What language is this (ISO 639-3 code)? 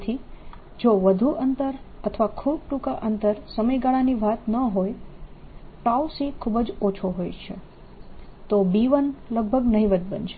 guj